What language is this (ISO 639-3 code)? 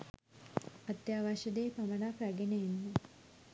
sin